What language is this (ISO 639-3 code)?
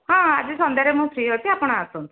ori